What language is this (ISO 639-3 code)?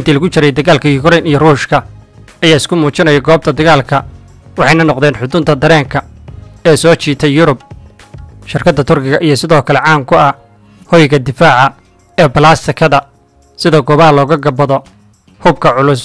ara